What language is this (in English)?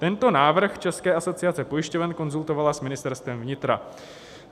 Czech